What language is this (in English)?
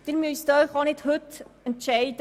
Swiss German